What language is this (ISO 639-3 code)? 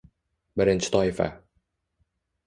uzb